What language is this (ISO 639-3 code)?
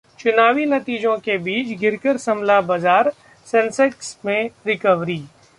hin